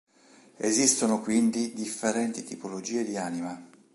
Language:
Italian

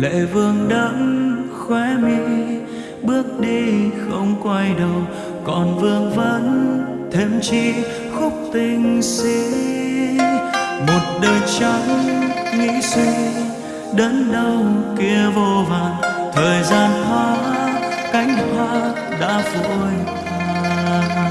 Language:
Vietnamese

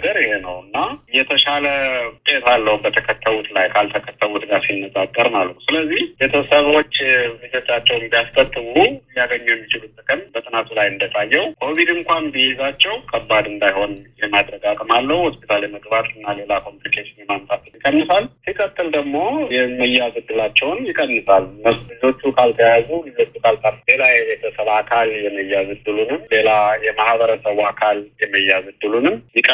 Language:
Amharic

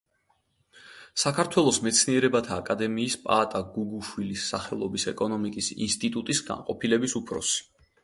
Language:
Georgian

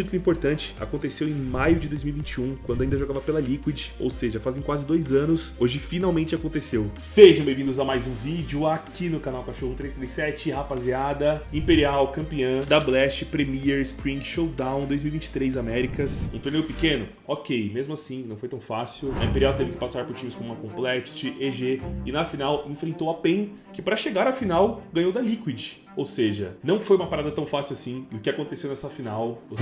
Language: Portuguese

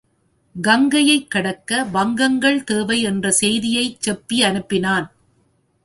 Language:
Tamil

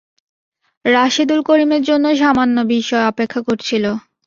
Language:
Bangla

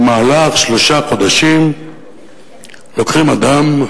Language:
Hebrew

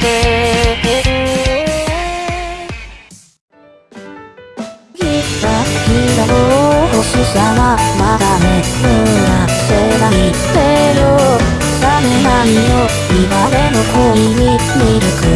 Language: Japanese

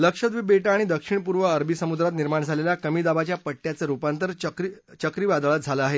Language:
Marathi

